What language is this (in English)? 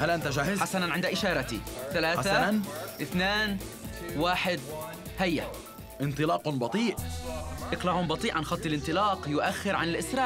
Arabic